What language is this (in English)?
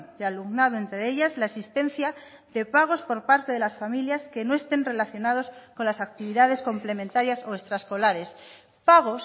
Spanish